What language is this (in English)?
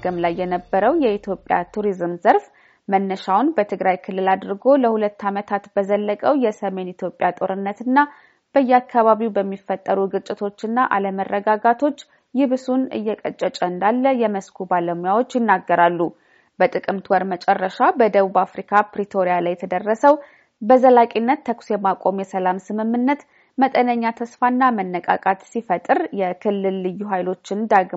Amharic